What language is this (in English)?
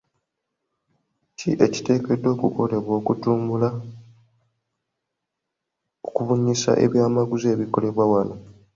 Ganda